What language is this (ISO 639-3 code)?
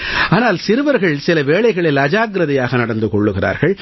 tam